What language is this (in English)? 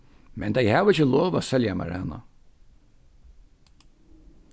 Faroese